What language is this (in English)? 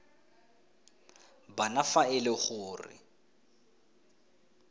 Tswana